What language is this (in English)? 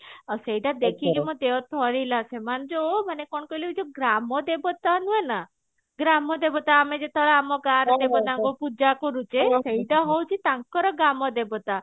Odia